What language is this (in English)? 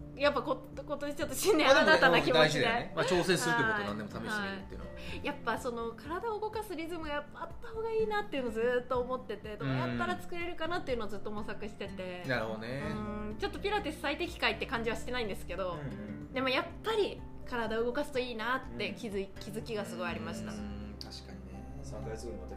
Japanese